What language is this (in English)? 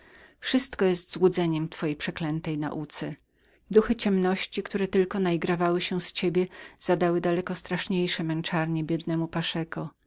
Polish